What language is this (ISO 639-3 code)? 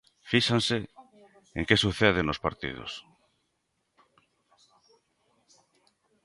glg